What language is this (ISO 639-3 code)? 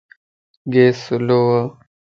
lss